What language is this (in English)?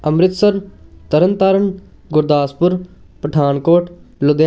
Punjabi